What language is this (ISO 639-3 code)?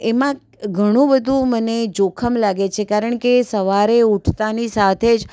guj